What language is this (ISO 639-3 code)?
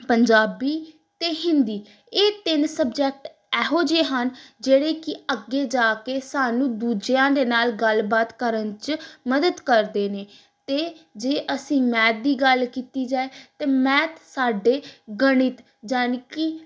pan